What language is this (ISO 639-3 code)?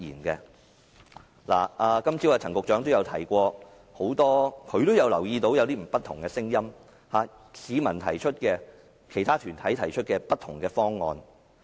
yue